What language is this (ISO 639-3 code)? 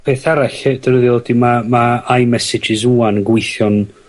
cym